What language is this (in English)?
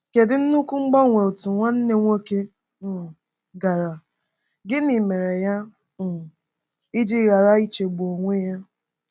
Igbo